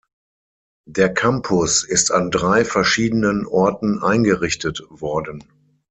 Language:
German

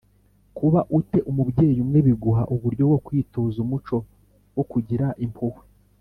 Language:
Kinyarwanda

